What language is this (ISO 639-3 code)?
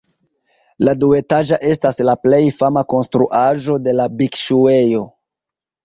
epo